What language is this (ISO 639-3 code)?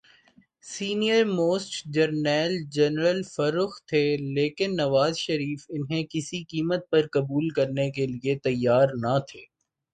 urd